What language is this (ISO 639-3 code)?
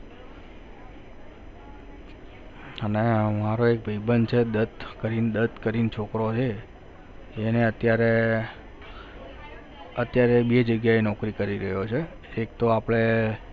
guj